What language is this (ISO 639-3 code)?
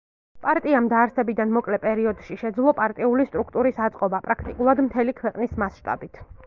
kat